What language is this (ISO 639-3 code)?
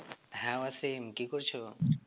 ben